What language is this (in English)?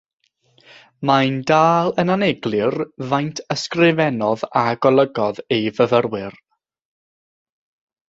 Welsh